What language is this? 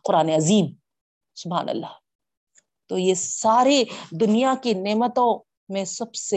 Urdu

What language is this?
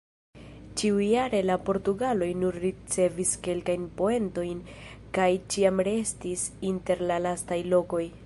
Esperanto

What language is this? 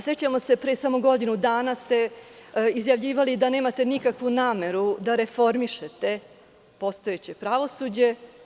Serbian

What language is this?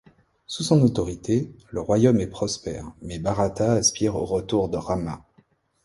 French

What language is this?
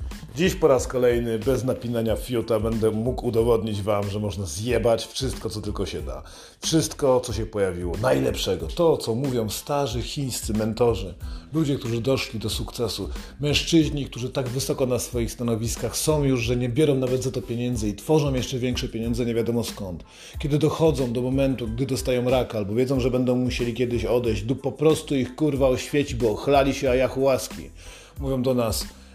Polish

